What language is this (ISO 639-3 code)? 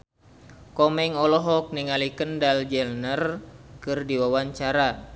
sun